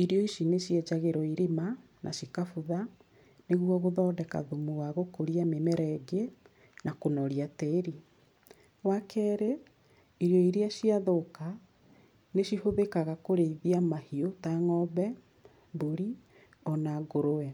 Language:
Kikuyu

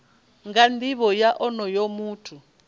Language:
Venda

